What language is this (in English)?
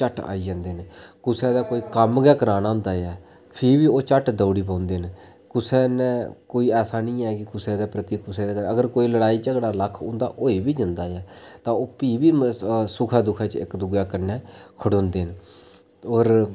Dogri